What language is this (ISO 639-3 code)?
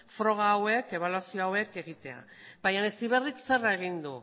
eus